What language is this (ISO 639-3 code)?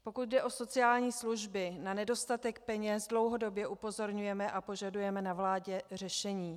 ces